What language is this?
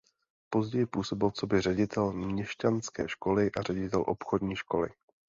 Czech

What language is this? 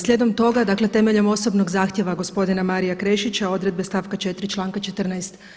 Croatian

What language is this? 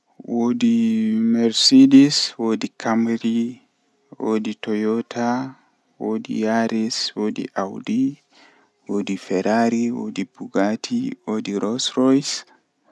Western Niger Fulfulde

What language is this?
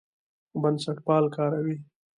Pashto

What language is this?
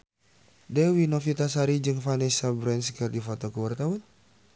Sundanese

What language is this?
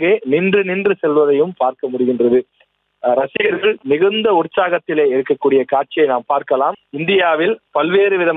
Tamil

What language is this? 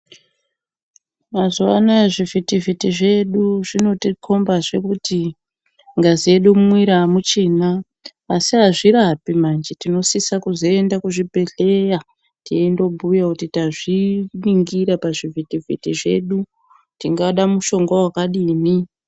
Ndau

